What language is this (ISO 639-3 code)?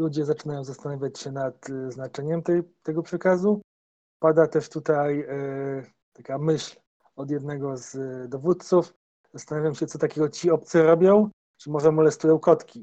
pol